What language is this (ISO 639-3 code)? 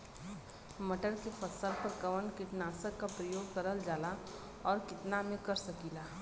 bho